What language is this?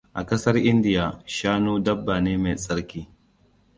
Hausa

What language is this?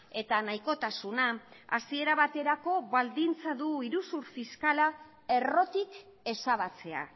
Basque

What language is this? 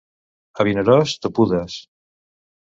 Catalan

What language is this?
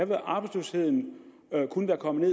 Danish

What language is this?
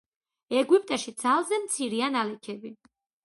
Georgian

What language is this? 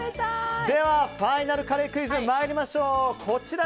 Japanese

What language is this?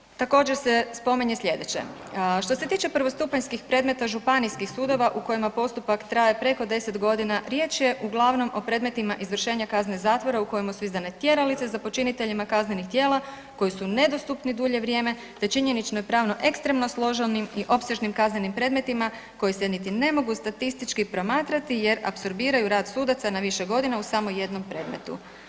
Croatian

